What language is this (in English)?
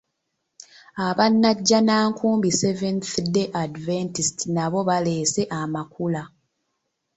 Ganda